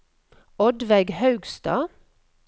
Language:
Norwegian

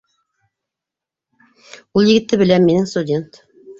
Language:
Bashkir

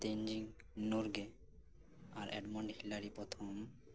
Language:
Santali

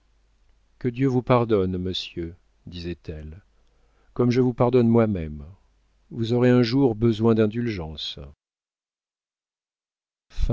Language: French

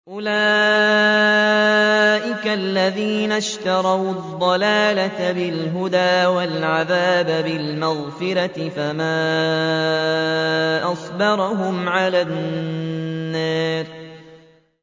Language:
Arabic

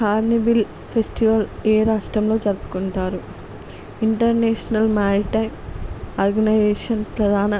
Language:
Telugu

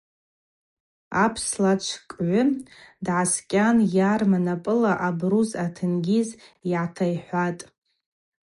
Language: Abaza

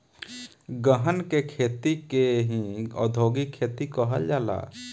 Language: Bhojpuri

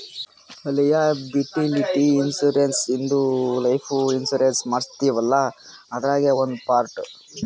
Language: Kannada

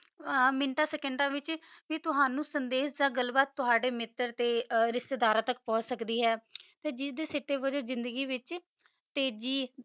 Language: Punjabi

